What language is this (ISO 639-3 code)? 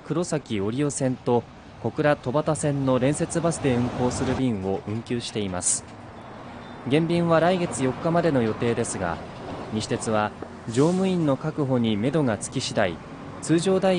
jpn